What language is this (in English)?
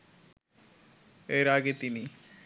Bangla